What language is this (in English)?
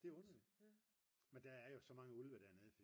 Danish